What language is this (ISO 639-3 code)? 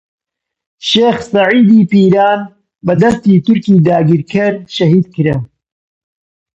ckb